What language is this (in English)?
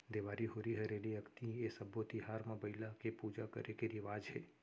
Chhattisgarhi